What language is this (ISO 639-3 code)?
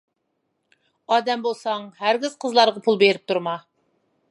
uig